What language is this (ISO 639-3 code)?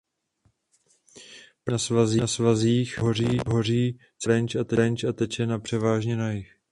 ces